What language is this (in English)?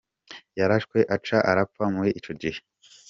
Kinyarwanda